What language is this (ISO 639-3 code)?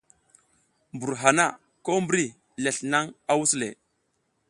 giz